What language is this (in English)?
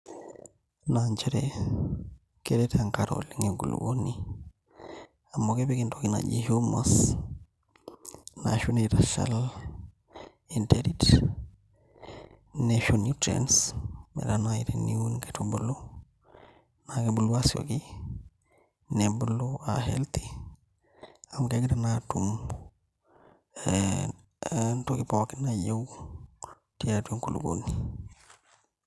Masai